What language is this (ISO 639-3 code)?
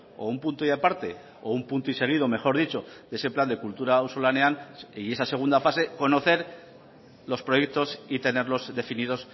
spa